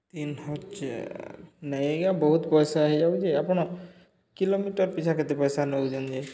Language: Odia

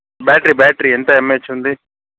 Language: Telugu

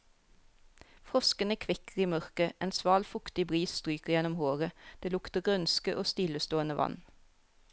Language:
Norwegian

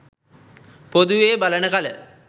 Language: Sinhala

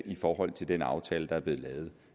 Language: Danish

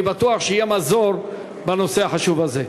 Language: Hebrew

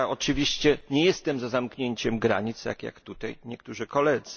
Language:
Polish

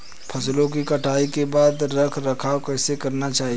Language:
Hindi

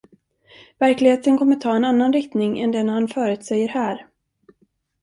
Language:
Swedish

